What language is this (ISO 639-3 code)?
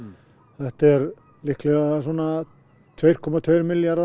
isl